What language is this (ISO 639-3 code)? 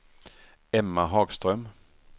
swe